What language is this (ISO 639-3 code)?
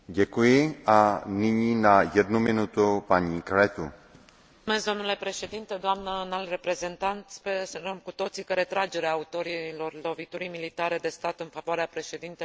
ron